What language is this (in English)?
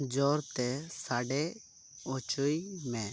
Santali